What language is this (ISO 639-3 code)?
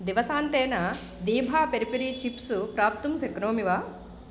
san